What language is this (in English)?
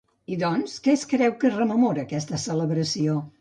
Catalan